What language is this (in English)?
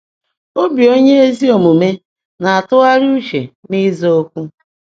Igbo